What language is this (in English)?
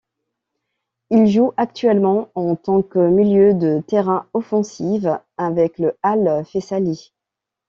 French